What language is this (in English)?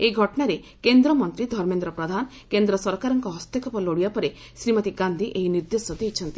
Odia